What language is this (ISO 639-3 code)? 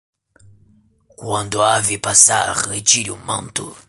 por